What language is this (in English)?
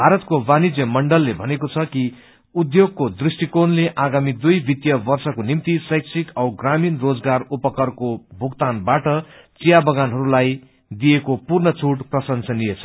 Nepali